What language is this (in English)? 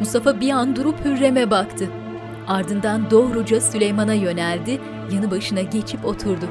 Turkish